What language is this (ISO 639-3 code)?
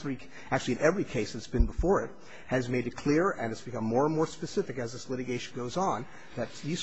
eng